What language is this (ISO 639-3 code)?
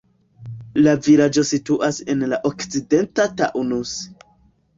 epo